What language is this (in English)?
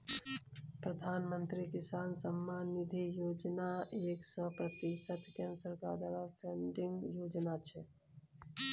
Maithili